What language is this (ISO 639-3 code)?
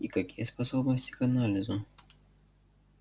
rus